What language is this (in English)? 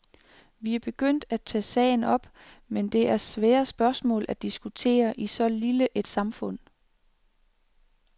Danish